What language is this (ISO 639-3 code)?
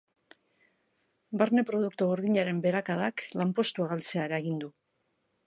eus